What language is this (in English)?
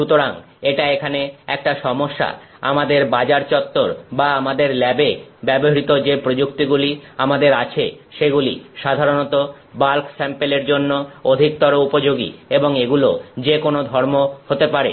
Bangla